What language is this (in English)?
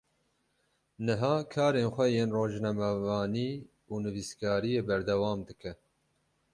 Kurdish